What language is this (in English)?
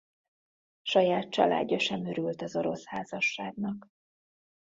Hungarian